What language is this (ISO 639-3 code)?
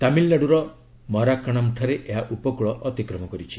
ori